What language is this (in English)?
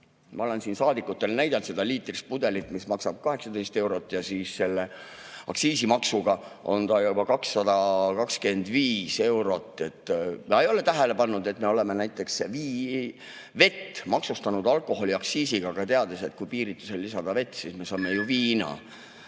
Estonian